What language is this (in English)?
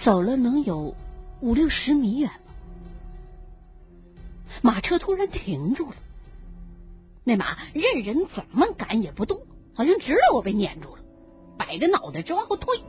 Chinese